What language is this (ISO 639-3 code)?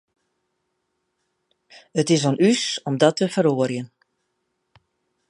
fry